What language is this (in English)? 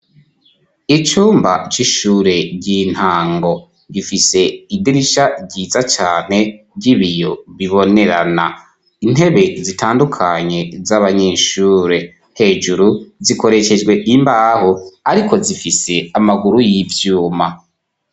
Rundi